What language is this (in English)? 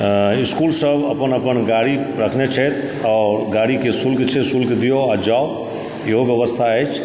Maithili